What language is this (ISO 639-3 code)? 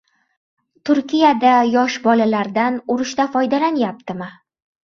uzb